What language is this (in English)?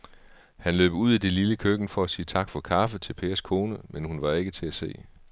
Danish